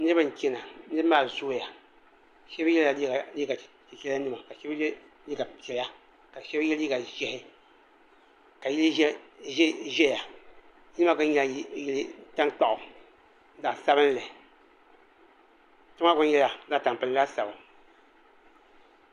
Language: Dagbani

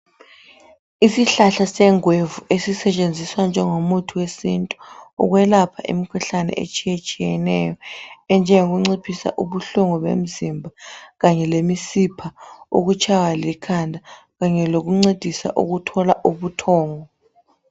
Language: North Ndebele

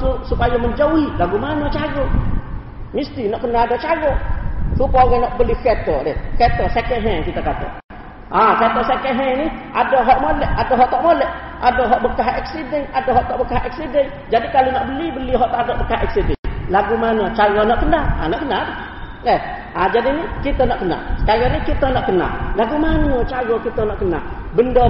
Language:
Malay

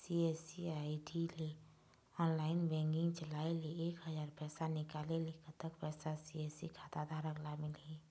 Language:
Chhattisgarhi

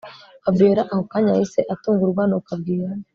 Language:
Kinyarwanda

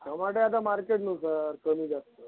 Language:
Marathi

